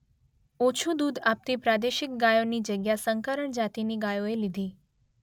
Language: Gujarati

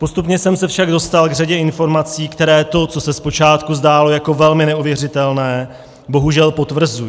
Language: Czech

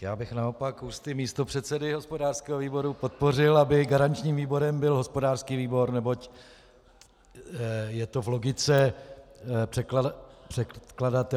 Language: Czech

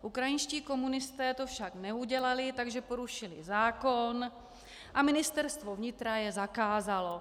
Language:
Czech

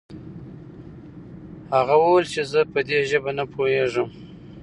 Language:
Pashto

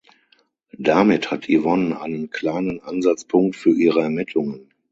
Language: German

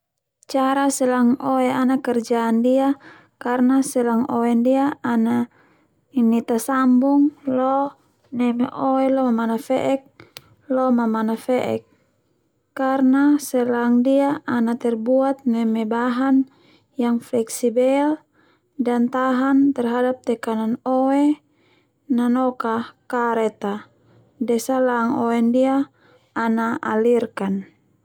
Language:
Termanu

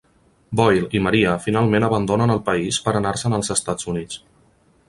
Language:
Catalan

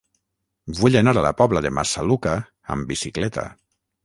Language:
Catalan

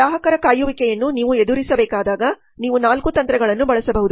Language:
Kannada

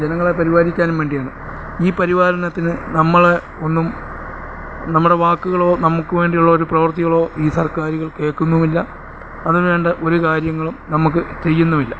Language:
Malayalam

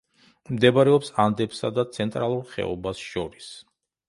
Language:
Georgian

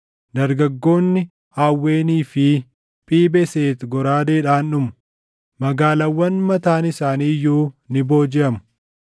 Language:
Oromo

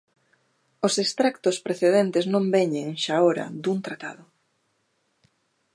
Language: Galician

